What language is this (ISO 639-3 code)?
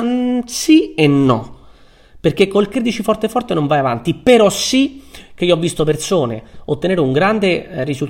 ita